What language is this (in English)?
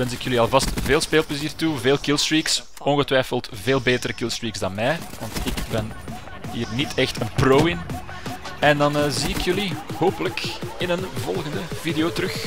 Dutch